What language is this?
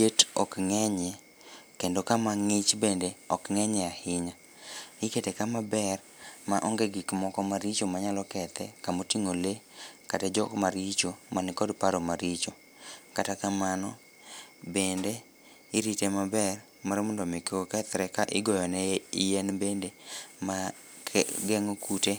Luo (Kenya and Tanzania)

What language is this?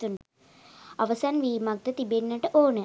Sinhala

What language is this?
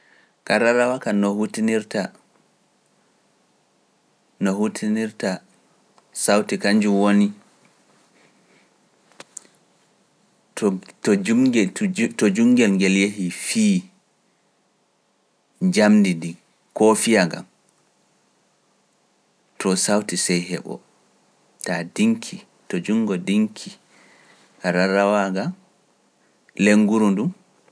Pular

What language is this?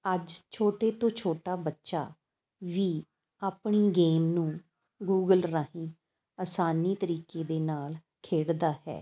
Punjabi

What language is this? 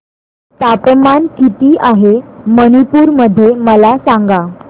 Marathi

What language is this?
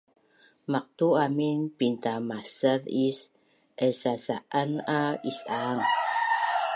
Bunun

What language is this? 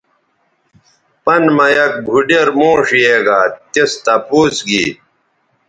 Bateri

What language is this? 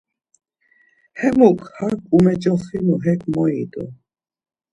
Laz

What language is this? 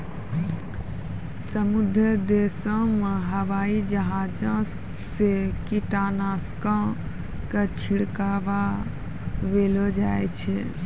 Maithili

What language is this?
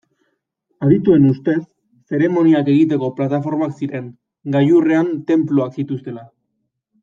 Basque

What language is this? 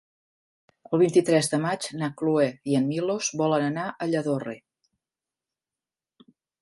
Catalan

